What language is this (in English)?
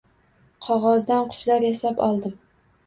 Uzbek